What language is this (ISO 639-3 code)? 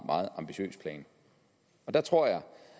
dan